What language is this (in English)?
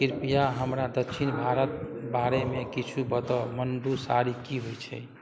Maithili